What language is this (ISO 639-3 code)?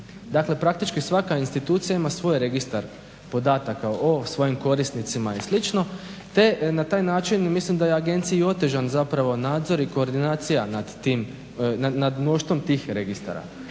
hrv